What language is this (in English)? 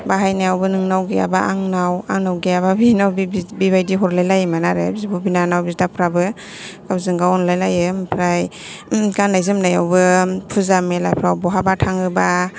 Bodo